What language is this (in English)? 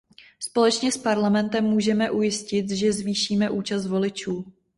Czech